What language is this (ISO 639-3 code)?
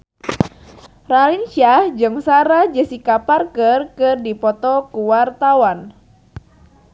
sun